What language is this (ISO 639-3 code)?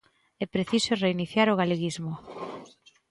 glg